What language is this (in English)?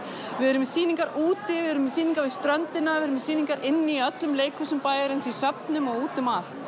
Icelandic